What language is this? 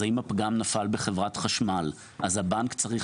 Hebrew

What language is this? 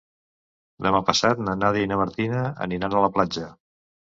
Catalan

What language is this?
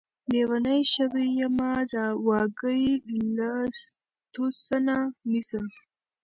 Pashto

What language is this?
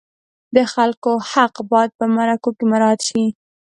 Pashto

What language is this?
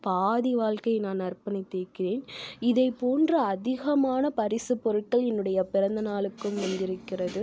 Tamil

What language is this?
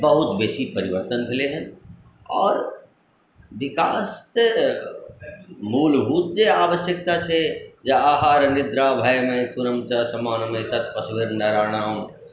Maithili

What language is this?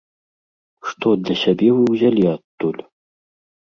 Belarusian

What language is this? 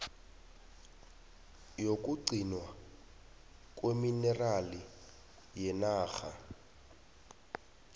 South Ndebele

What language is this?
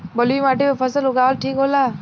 Bhojpuri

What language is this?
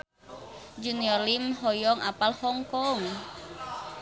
Sundanese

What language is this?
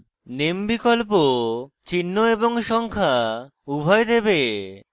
Bangla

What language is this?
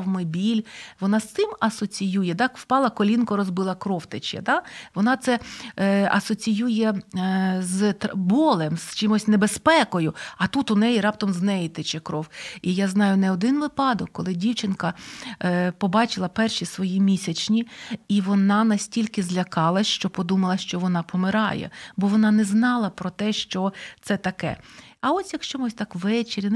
Ukrainian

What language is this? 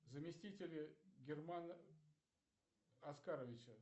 Russian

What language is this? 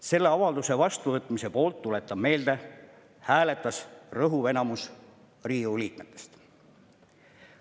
Estonian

